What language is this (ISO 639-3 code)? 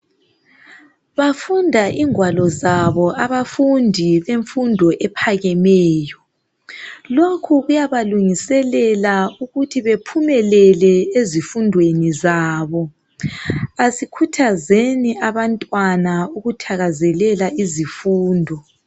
nde